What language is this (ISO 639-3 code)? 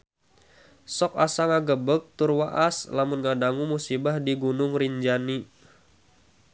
sun